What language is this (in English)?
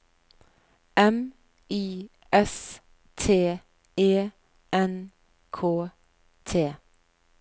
Norwegian